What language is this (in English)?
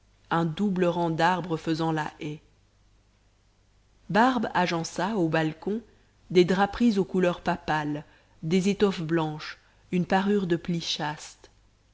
French